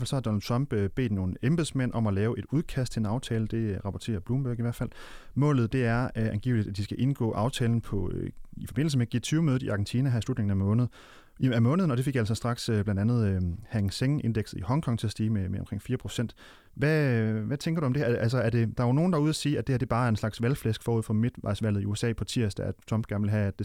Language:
Danish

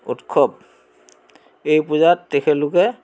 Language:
Assamese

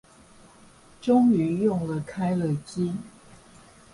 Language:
Chinese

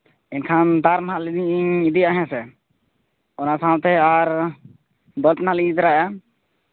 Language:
Santali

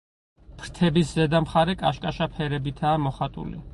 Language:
Georgian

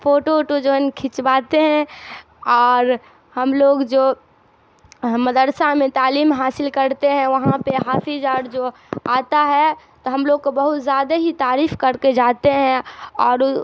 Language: Urdu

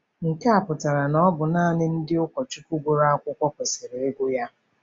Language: Igbo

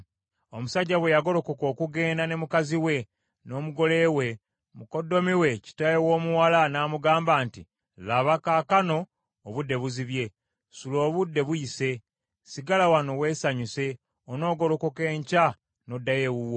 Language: Ganda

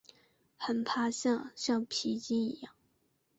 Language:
Chinese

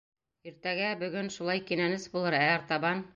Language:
Bashkir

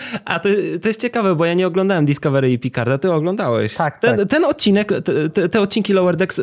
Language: Polish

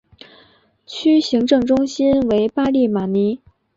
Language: Chinese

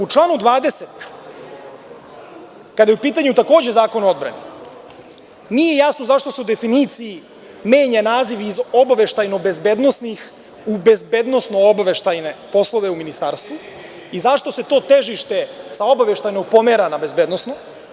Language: Serbian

